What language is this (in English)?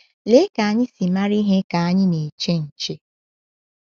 Igbo